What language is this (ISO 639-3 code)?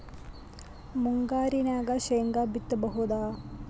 kan